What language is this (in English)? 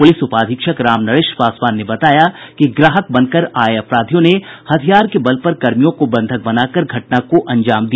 Hindi